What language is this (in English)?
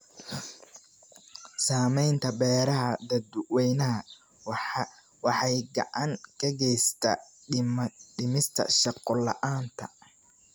Somali